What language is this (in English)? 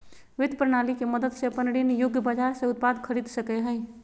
Magahi